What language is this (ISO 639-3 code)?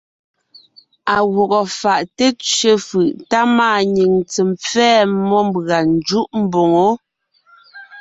nnh